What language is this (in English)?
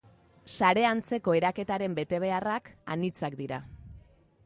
Basque